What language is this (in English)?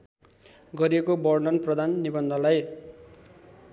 Nepali